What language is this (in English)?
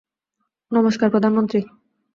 Bangla